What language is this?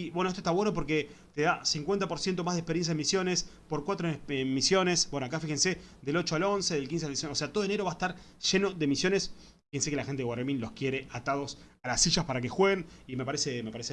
Spanish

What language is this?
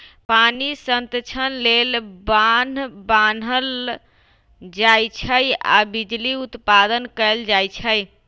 Magahi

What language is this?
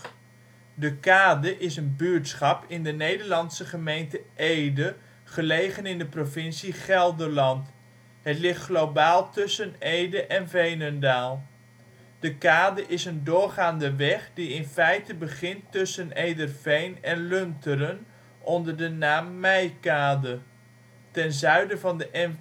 Dutch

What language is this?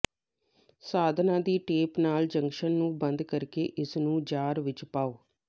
Punjabi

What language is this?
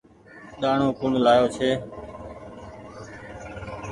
Goaria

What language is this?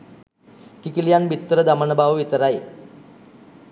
Sinhala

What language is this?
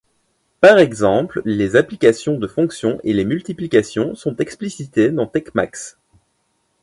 French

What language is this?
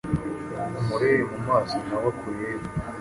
Kinyarwanda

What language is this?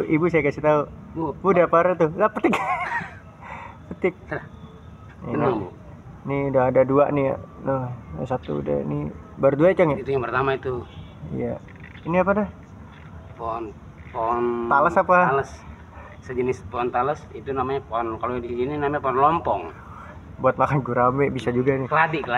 Indonesian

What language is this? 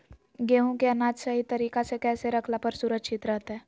Magahi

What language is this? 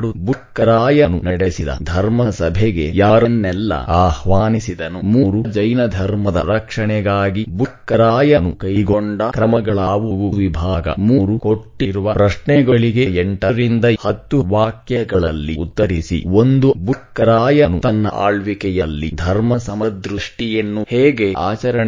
English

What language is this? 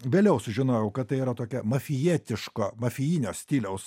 Lithuanian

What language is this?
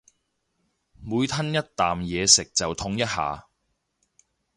Cantonese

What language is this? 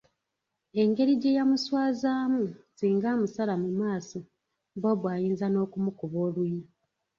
Ganda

